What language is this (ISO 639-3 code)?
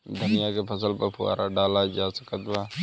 bho